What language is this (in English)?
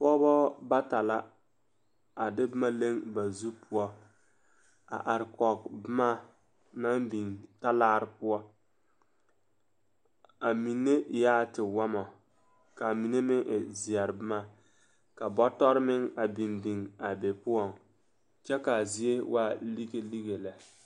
Southern Dagaare